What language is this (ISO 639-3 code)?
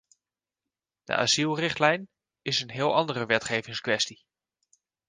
nld